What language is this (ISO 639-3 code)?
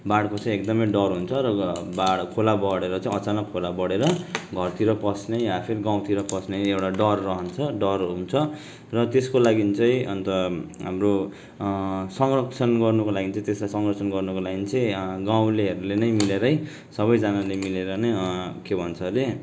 nep